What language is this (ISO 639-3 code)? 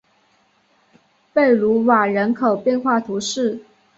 zho